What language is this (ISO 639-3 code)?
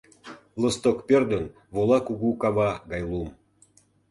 chm